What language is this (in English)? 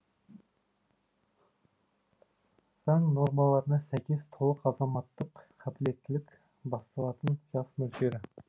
Kazakh